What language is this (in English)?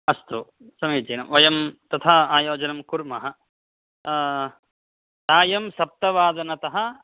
Sanskrit